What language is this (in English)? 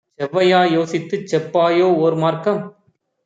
Tamil